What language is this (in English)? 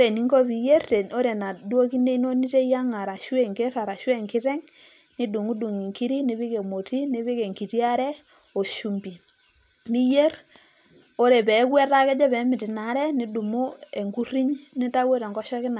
Masai